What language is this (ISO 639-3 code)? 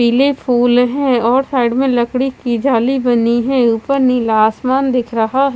hin